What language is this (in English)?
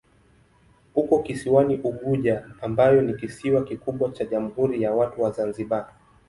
Swahili